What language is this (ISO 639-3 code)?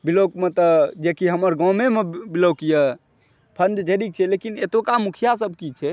mai